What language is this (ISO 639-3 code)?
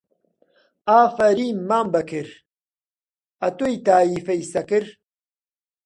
ckb